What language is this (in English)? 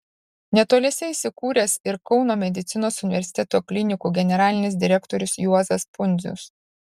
Lithuanian